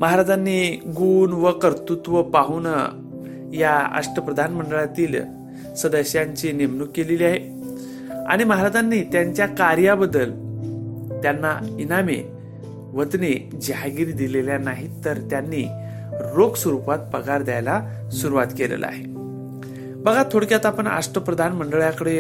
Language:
Marathi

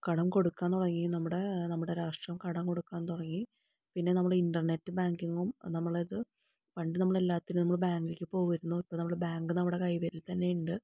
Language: Malayalam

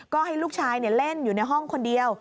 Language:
Thai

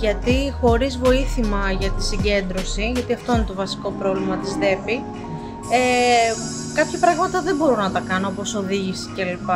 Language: Greek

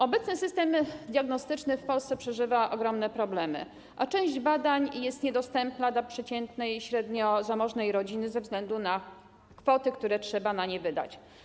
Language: Polish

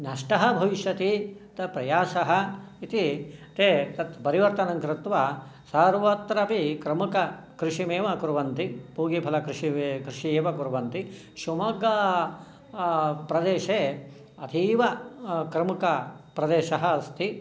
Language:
Sanskrit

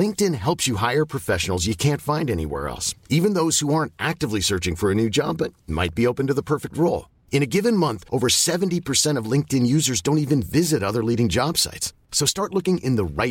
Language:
Swedish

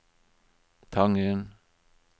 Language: Norwegian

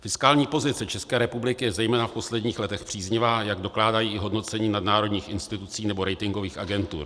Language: Czech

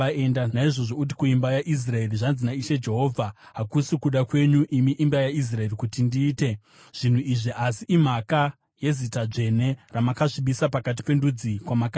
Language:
Shona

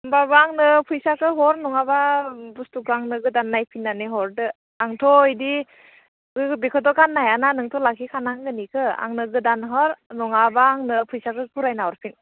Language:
Bodo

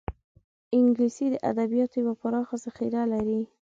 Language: Pashto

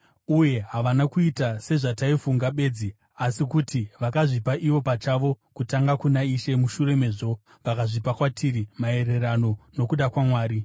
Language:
Shona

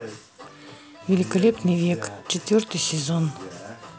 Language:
Russian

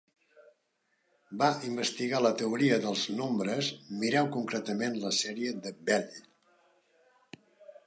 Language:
Catalan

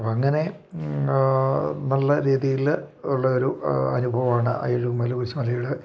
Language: Malayalam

